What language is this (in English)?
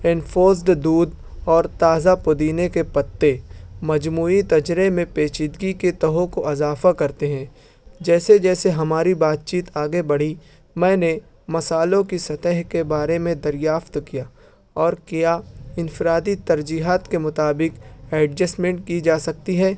Urdu